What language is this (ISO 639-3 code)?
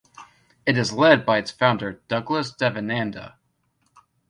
eng